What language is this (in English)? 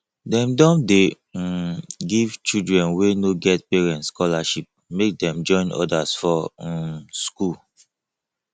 Nigerian Pidgin